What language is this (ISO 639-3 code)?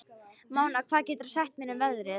isl